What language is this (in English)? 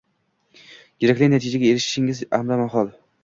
Uzbek